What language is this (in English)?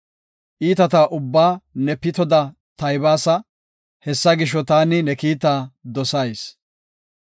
Gofa